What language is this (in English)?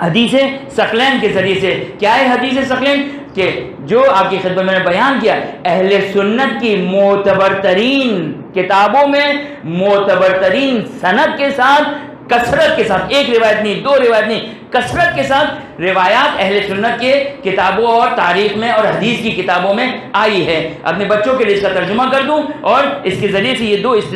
Hindi